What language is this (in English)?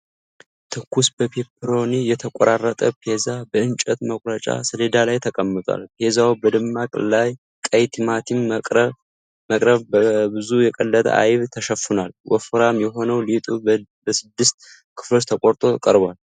Amharic